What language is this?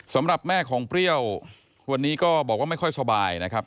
Thai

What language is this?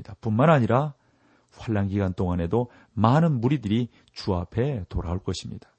Korean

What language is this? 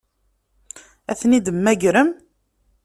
Kabyle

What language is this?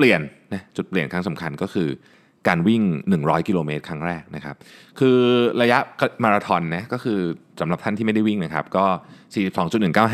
Thai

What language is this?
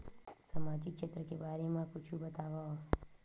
Chhattisgarhi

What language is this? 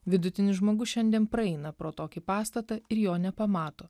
Lithuanian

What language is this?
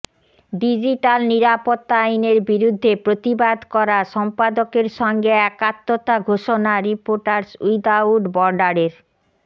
Bangla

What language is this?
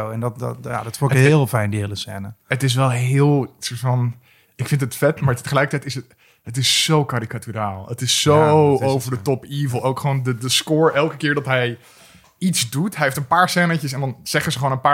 Dutch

